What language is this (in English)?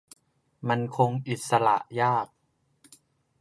Thai